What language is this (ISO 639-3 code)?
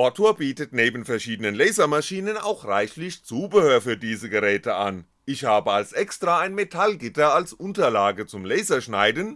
deu